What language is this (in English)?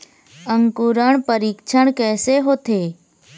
Chhattisgarhi